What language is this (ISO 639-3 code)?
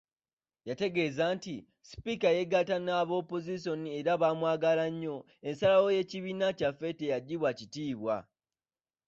lug